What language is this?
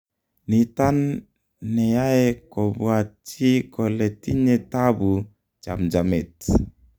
Kalenjin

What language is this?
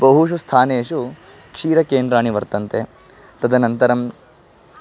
Sanskrit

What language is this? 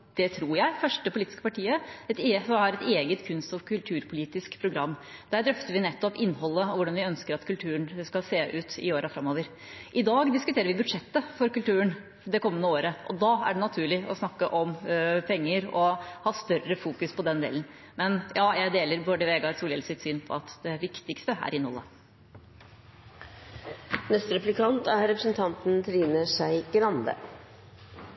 Norwegian Bokmål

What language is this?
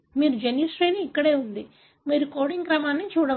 Telugu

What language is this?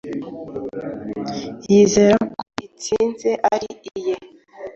Kinyarwanda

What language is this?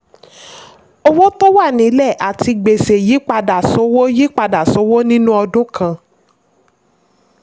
Yoruba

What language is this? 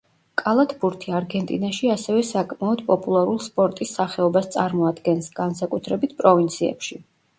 Georgian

